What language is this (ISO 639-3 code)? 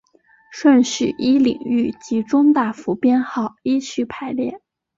zho